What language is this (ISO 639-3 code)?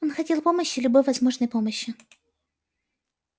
rus